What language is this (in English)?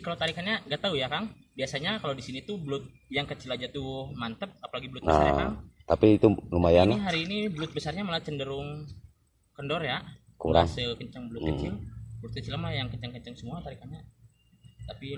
Indonesian